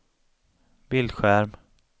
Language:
Swedish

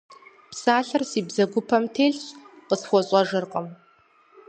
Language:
Kabardian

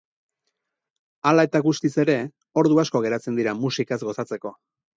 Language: Basque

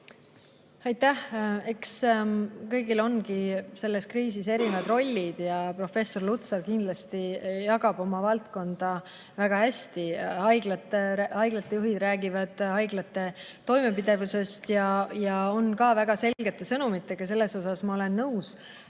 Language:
Estonian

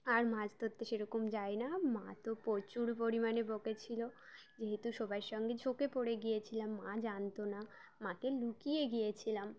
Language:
Bangla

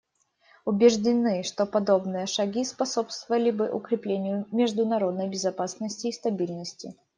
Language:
Russian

